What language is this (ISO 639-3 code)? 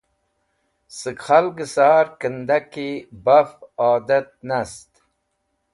wbl